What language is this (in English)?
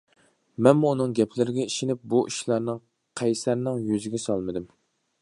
Uyghur